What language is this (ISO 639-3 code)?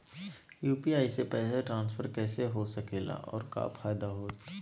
mag